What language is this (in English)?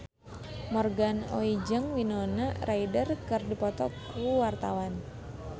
Sundanese